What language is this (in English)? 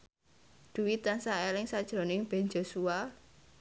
Javanese